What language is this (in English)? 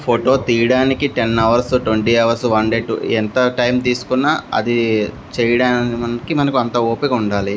Telugu